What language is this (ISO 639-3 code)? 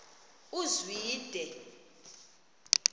xho